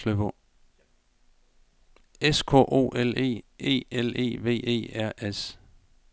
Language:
Danish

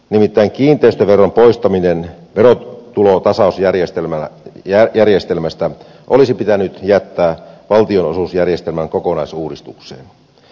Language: Finnish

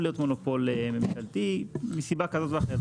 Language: Hebrew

